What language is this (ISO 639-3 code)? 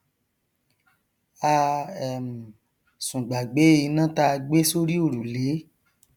yor